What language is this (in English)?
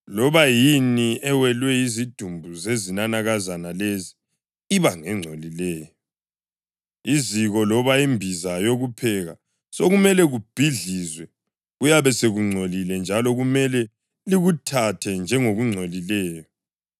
North Ndebele